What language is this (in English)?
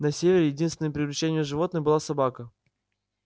Russian